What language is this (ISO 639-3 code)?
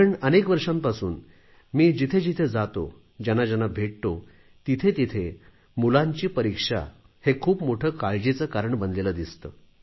mar